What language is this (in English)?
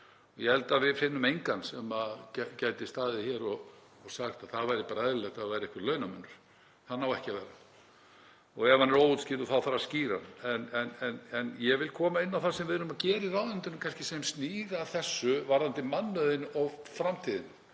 Icelandic